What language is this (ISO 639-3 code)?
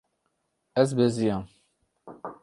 kur